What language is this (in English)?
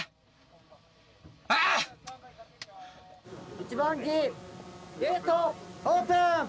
Japanese